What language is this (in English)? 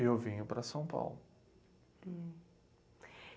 Portuguese